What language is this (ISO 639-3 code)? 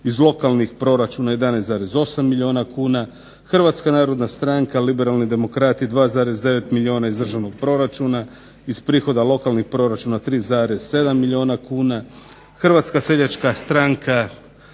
hrv